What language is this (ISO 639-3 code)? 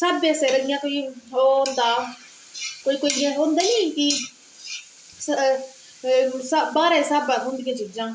doi